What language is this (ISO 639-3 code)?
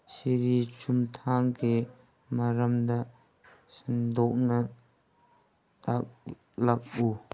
mni